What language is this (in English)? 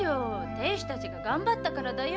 Japanese